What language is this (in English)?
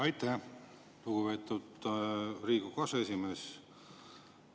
Estonian